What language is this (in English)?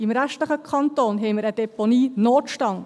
Swiss German